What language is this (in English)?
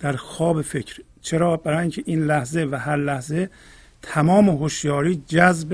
Persian